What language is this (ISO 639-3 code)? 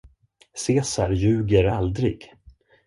swe